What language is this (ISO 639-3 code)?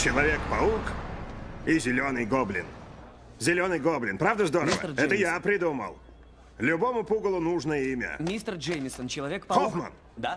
rus